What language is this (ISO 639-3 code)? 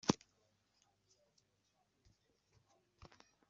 kab